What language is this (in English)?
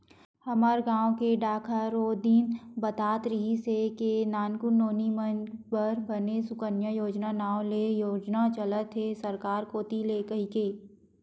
Chhattisgarhi